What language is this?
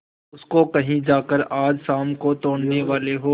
Hindi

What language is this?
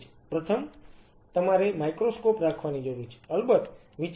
Gujarati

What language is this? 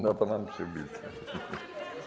Polish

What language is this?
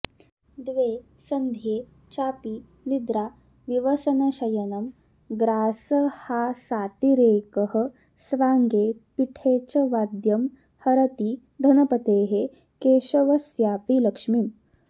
Sanskrit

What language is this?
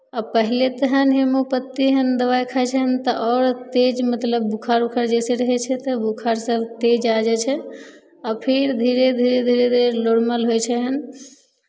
Maithili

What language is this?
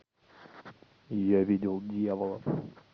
Russian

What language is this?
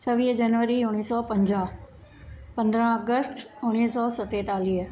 Sindhi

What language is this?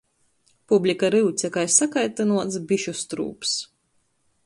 Latgalian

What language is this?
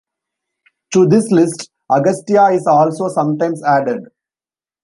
English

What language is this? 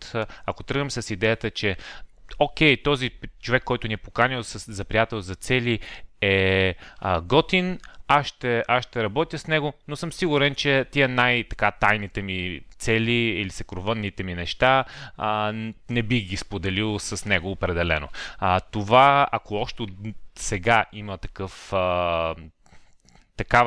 Bulgarian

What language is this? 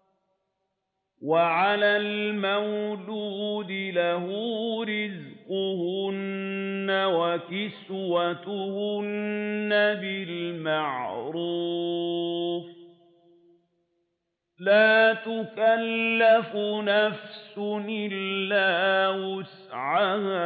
Arabic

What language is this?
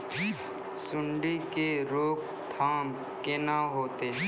Maithili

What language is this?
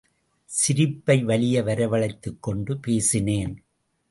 Tamil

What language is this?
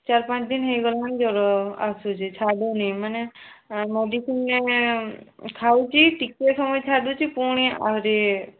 Odia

